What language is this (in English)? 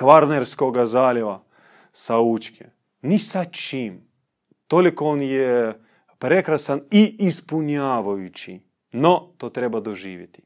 Croatian